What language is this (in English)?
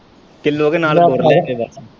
Punjabi